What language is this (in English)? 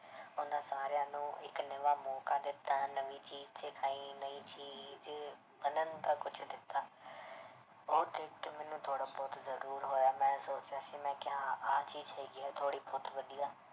Punjabi